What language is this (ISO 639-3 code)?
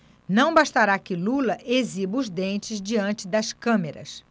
por